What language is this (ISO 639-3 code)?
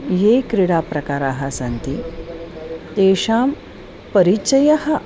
san